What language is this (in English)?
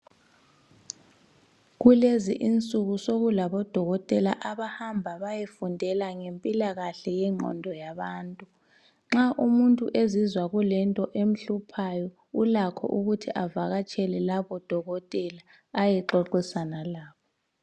North Ndebele